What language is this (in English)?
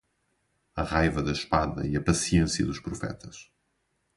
Portuguese